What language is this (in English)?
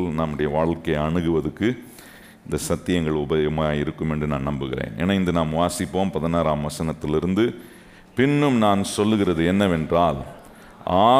Tamil